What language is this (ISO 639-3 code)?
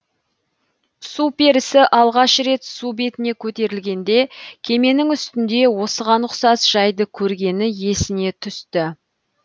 kaz